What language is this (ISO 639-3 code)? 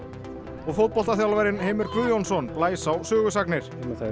isl